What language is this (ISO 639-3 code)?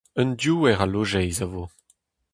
bre